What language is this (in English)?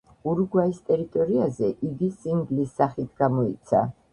Georgian